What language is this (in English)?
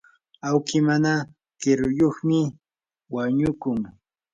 Yanahuanca Pasco Quechua